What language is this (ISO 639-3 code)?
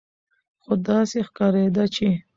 pus